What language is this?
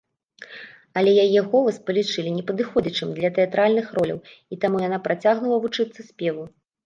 Belarusian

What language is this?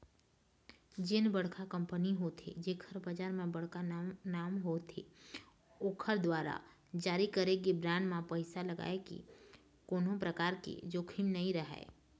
Chhattisgarhi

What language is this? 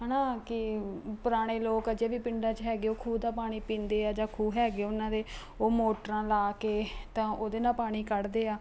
Punjabi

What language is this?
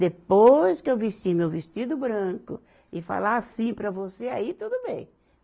Portuguese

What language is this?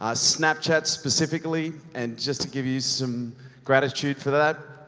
English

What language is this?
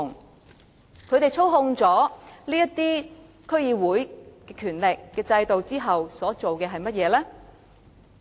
Cantonese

